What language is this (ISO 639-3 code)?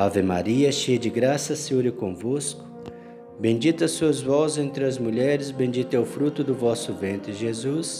por